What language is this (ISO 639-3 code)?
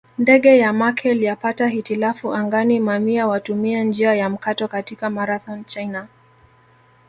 swa